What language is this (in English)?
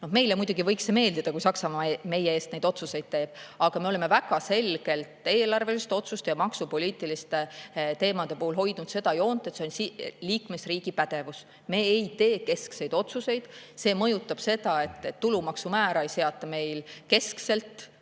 Estonian